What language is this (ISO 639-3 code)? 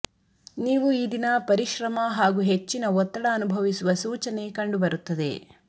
kan